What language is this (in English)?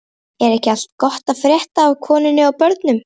Icelandic